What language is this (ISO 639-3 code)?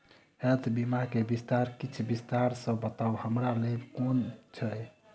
mai